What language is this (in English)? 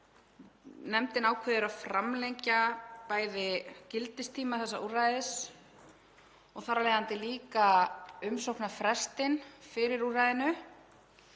Icelandic